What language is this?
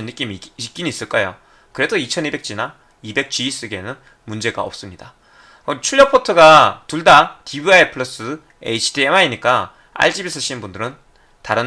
Korean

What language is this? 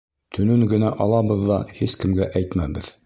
Bashkir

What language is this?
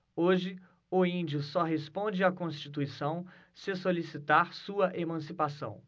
Portuguese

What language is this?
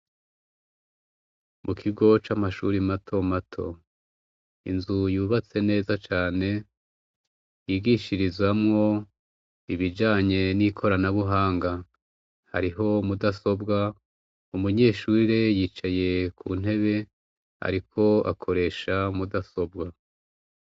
Rundi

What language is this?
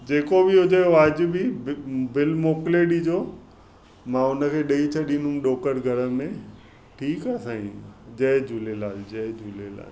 Sindhi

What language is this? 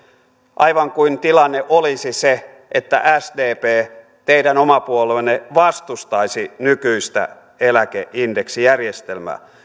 Finnish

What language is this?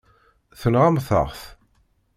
Kabyle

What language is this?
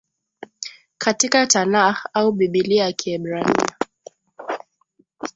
Swahili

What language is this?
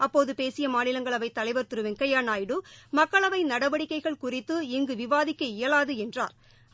Tamil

